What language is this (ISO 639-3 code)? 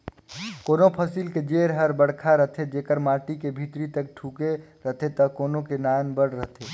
hne